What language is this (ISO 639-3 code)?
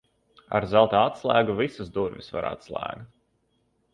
lav